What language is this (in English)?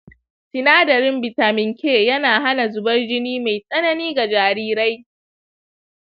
Hausa